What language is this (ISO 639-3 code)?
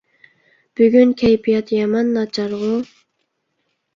uig